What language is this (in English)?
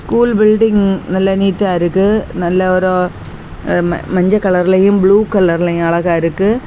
Tamil